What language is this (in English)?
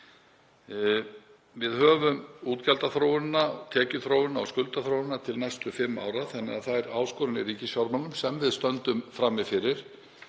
Icelandic